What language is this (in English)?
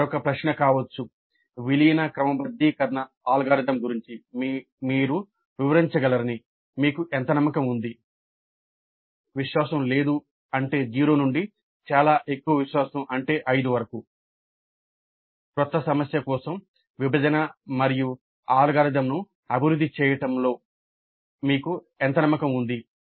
Telugu